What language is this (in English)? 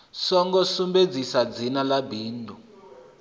Venda